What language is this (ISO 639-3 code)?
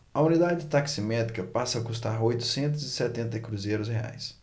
por